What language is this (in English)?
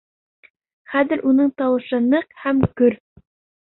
Bashkir